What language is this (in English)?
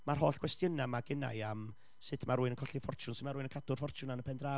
Welsh